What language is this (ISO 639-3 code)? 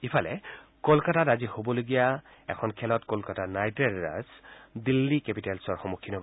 asm